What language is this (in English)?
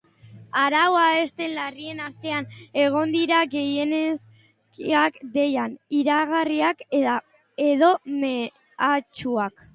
Basque